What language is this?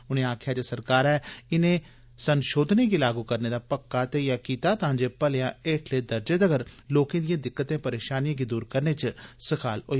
Dogri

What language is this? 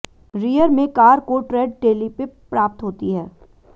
Hindi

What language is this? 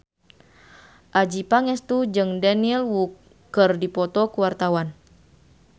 Sundanese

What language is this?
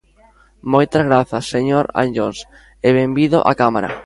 Galician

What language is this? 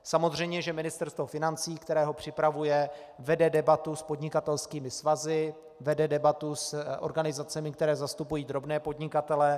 Czech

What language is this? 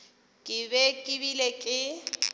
Northern Sotho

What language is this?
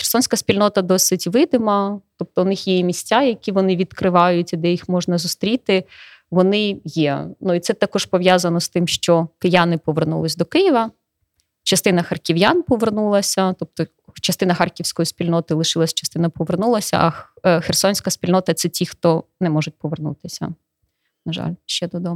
Ukrainian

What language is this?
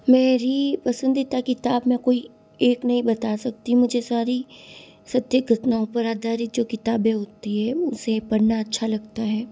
Hindi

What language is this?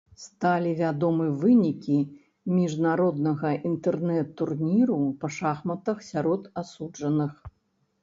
Belarusian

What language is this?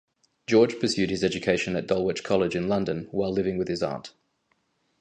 English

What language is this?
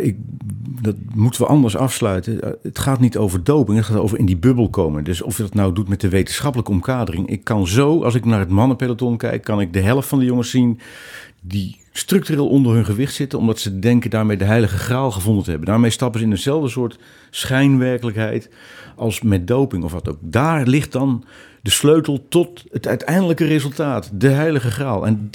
Dutch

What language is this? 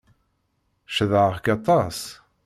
Kabyle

